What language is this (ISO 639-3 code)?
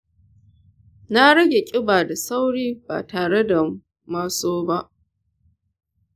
hau